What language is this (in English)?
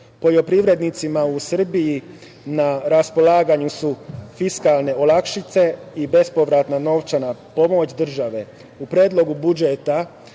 Serbian